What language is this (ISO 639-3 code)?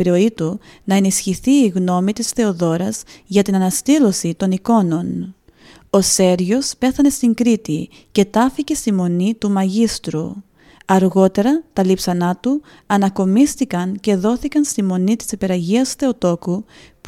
ell